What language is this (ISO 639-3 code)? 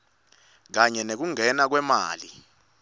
ssw